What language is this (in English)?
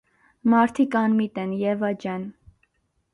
Armenian